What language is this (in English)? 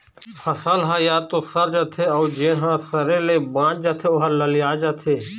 Chhattisgarhi